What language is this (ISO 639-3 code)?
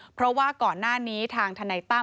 tha